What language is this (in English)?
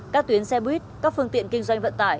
Vietnamese